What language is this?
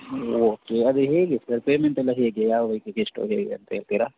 Kannada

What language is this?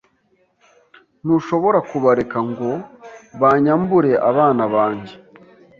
Kinyarwanda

